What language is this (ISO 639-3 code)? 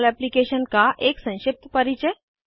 hin